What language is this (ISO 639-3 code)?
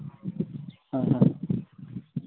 sat